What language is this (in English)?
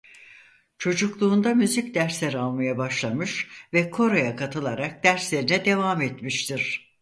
Turkish